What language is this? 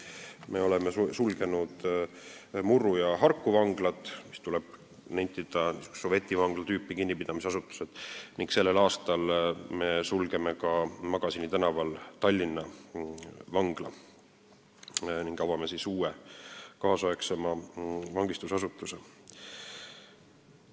Estonian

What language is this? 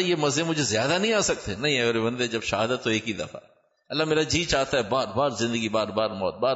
Urdu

